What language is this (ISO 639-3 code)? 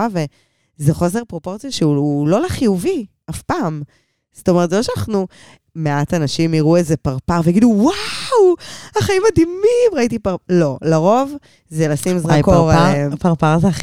heb